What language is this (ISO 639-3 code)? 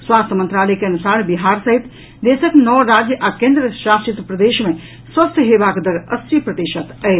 mai